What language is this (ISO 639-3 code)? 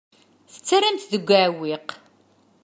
kab